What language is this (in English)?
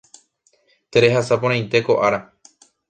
Guarani